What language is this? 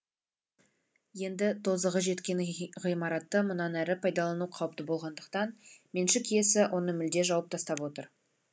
Kazakh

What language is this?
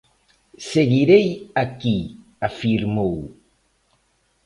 Galician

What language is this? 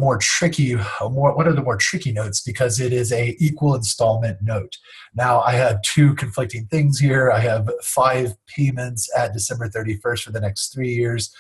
English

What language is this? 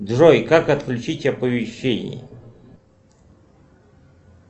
Russian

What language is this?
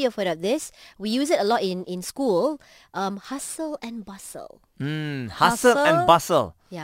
Malay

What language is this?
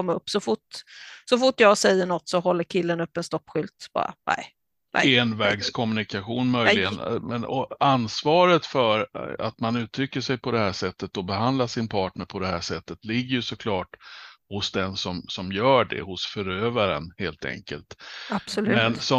Swedish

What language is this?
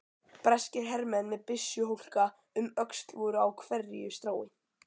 Icelandic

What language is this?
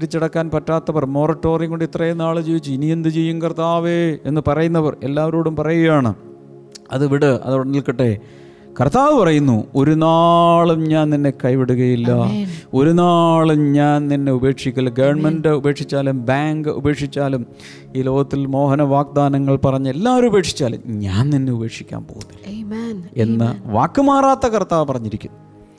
Malayalam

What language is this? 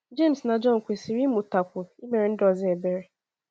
Igbo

